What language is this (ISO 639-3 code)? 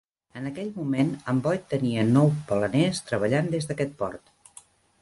cat